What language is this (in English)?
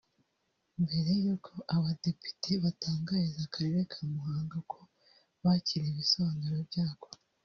Kinyarwanda